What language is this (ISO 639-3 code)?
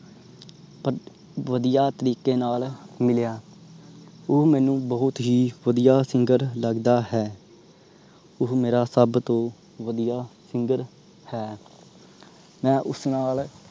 pan